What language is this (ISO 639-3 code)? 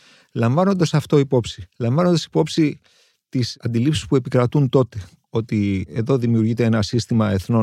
ell